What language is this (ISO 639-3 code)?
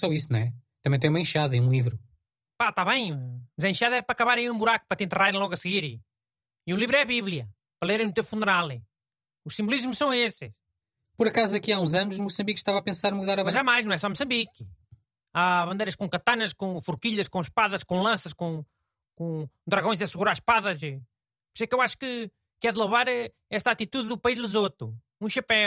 por